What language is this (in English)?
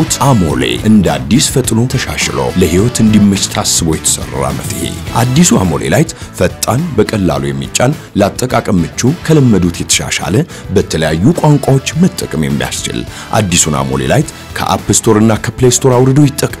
Indonesian